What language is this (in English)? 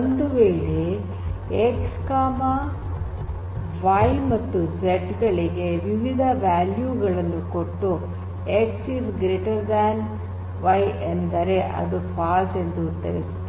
Kannada